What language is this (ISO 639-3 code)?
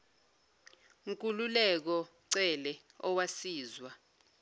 zul